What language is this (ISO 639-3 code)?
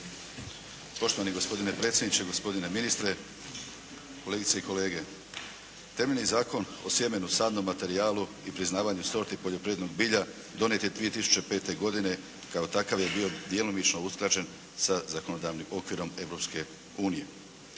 hrv